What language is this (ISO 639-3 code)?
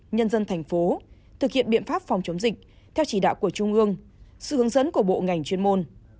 vie